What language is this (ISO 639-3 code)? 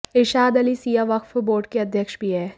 hin